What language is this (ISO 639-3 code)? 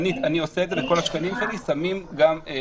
heb